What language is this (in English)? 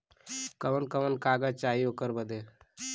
Bhojpuri